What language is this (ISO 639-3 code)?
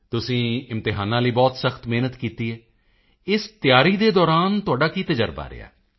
pan